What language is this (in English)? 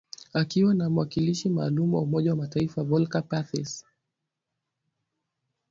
Swahili